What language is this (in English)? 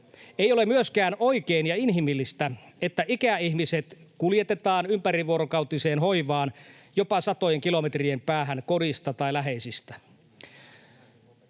Finnish